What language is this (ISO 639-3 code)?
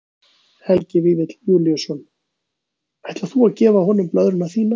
isl